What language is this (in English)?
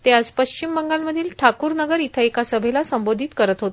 Marathi